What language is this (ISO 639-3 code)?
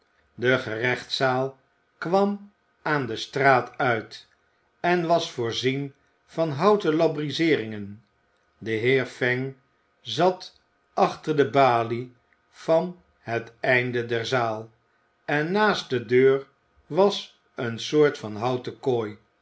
nld